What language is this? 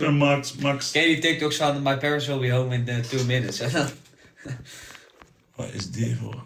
Dutch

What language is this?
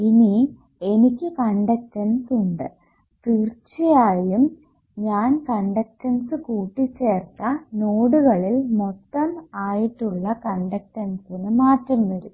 Malayalam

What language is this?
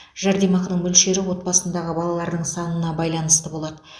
Kazakh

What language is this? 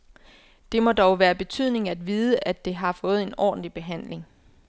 Danish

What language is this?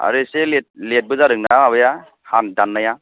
Bodo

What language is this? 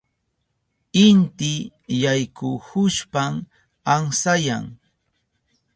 Southern Pastaza Quechua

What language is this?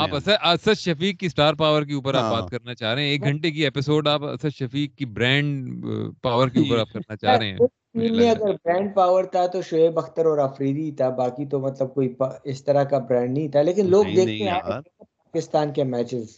Urdu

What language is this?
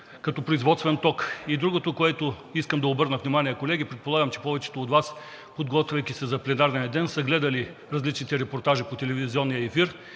Bulgarian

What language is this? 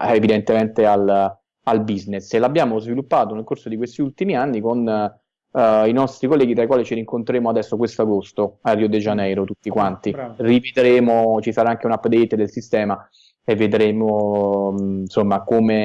Italian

